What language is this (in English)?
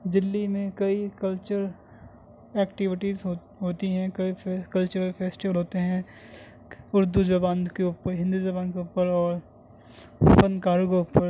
Urdu